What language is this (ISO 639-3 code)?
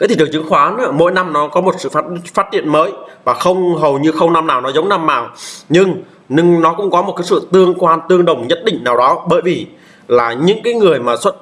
vie